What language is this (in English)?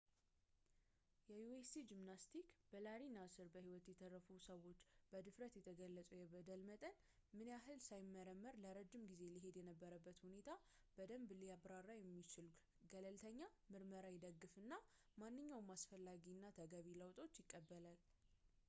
Amharic